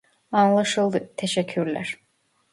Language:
Turkish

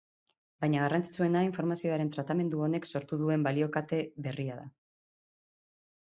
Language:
Basque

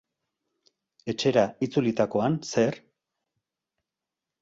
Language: Basque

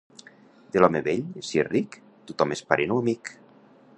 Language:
Catalan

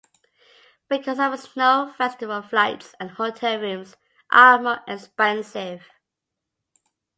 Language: English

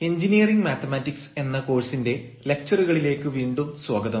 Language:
Malayalam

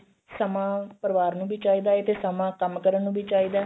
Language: Punjabi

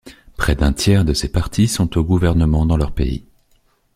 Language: French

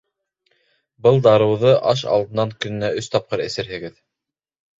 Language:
Bashkir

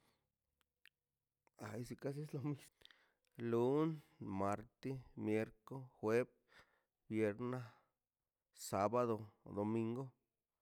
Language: Mazaltepec Zapotec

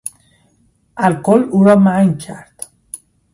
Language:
Persian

